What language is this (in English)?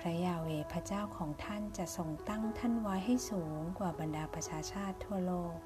Thai